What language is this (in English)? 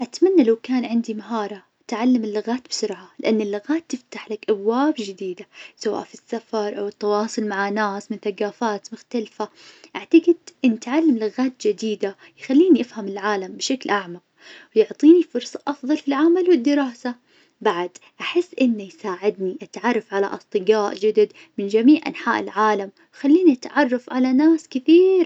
Najdi Arabic